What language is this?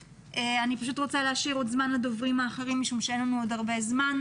Hebrew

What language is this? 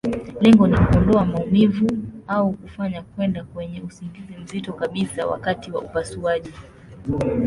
Swahili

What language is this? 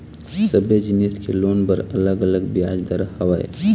Chhattisgarhi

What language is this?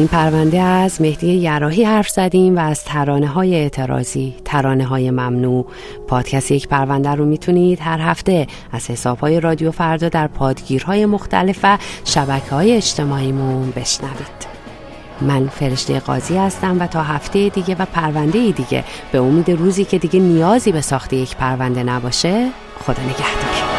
Persian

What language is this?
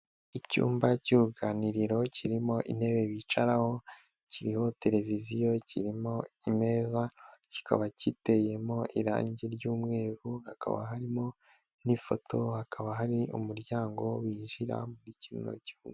Kinyarwanda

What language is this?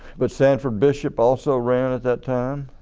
English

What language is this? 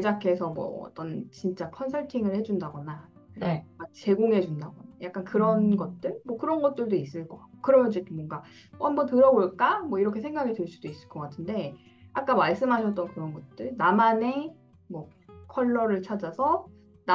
Korean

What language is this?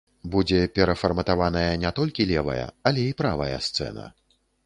Belarusian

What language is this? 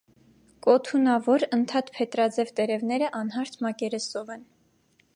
Armenian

